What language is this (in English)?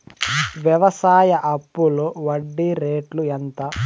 Telugu